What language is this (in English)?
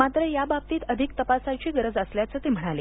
Marathi